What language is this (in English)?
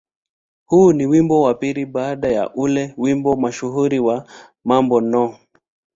Swahili